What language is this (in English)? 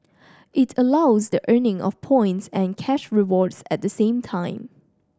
English